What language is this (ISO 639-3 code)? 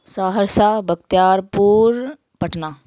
urd